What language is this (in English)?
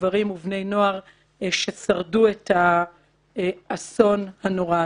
Hebrew